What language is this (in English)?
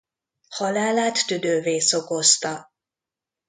Hungarian